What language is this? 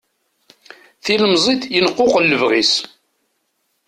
Kabyle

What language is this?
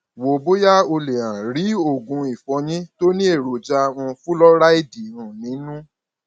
Yoruba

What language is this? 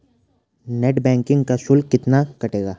Hindi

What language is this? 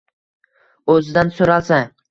Uzbek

